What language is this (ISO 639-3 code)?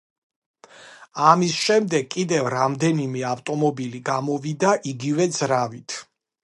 kat